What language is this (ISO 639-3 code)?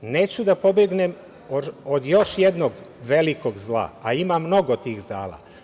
srp